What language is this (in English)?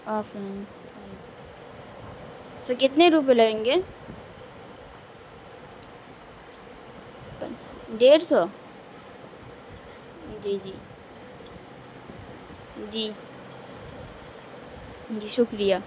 Urdu